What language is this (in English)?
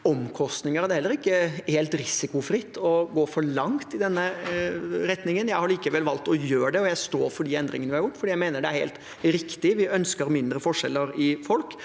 Norwegian